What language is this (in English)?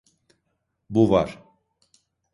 Turkish